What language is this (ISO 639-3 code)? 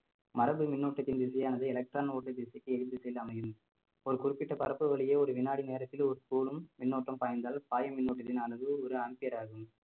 tam